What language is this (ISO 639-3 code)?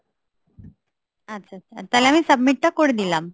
ben